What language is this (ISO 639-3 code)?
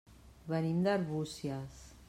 cat